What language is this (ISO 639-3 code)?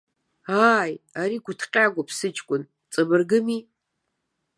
abk